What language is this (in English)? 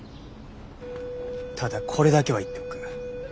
Japanese